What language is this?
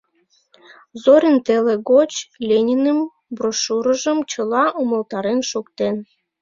Mari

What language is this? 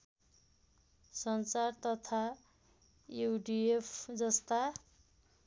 Nepali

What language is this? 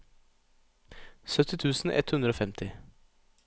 Norwegian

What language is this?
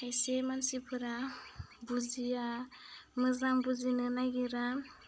Bodo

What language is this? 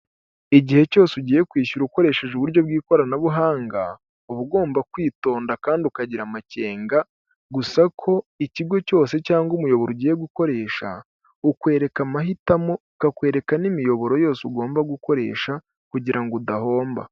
Kinyarwanda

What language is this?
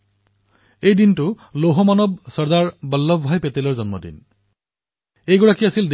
Assamese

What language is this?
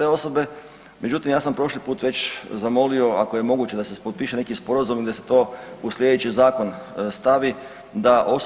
Croatian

